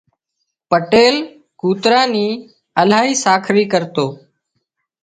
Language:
Wadiyara Koli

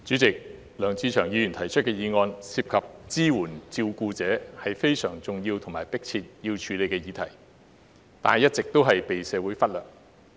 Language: Cantonese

